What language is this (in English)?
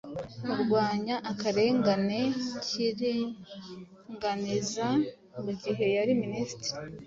Kinyarwanda